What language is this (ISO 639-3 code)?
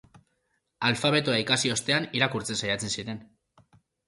eus